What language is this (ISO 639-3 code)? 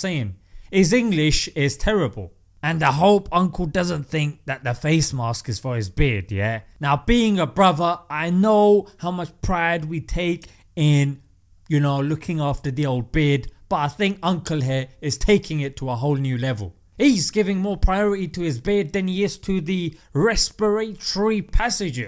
eng